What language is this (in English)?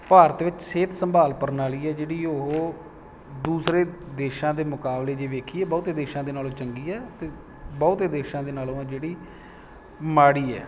Punjabi